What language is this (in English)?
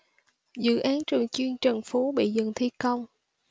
Vietnamese